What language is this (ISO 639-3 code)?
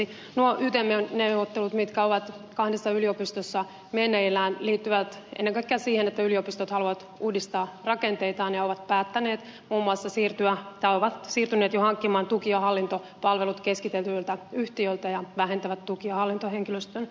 fin